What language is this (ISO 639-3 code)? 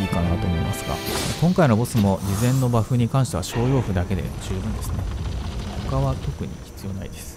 jpn